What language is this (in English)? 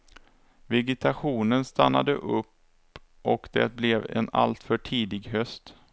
Swedish